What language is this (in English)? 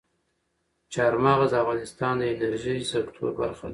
Pashto